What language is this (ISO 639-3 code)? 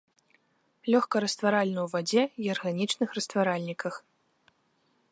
bel